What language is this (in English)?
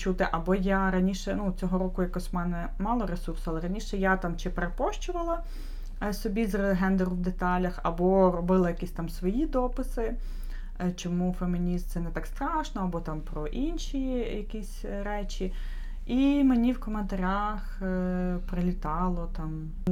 Ukrainian